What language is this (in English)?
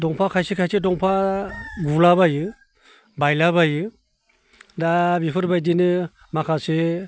Bodo